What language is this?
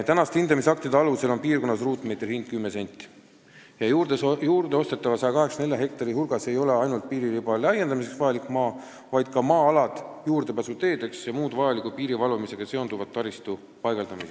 Estonian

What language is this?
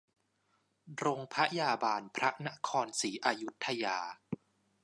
Thai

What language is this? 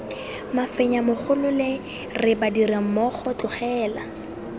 Tswana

